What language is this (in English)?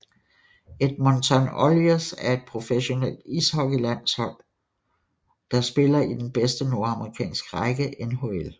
Danish